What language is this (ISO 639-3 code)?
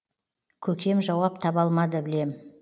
kaz